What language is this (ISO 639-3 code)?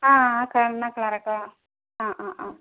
mal